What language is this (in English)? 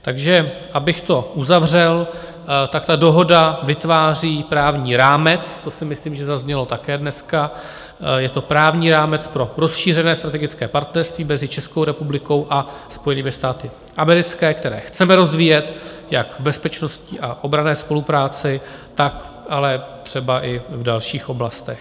Czech